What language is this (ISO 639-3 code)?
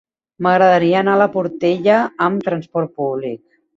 cat